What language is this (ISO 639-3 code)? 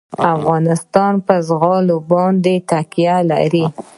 pus